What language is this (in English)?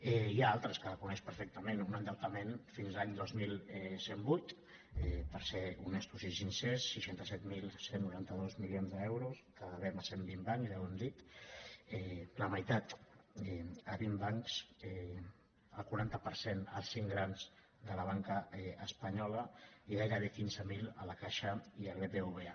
Catalan